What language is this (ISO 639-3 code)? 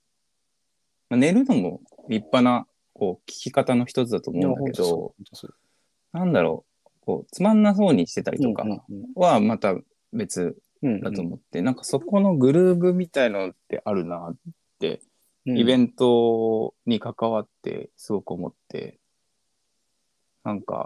jpn